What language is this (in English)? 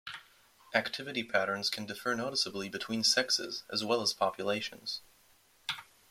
English